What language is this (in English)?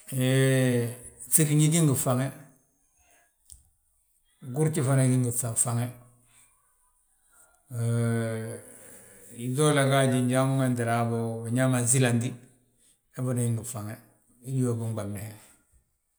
Balanta-Ganja